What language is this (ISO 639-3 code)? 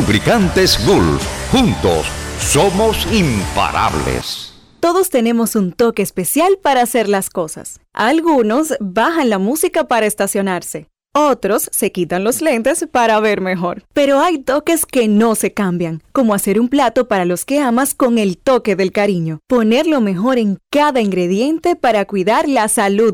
spa